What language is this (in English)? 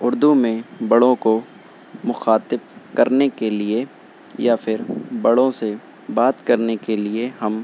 Urdu